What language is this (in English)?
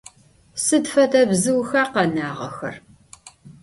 Adyghe